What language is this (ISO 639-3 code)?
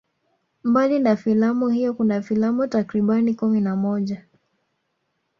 swa